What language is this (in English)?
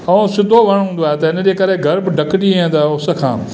Sindhi